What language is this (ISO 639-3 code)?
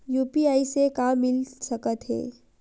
hne